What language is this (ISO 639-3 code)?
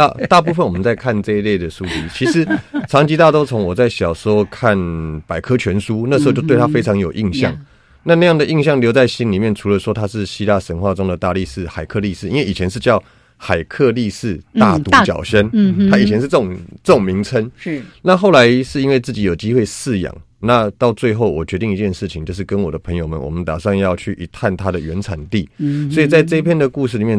zho